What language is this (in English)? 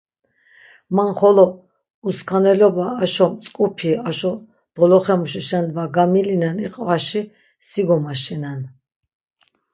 Laz